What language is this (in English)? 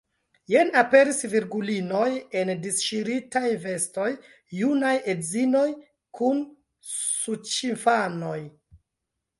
Esperanto